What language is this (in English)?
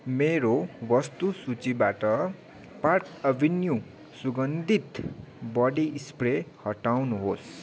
Nepali